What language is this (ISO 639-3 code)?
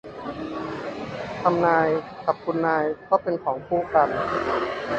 tha